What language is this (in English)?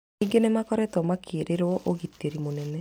Kikuyu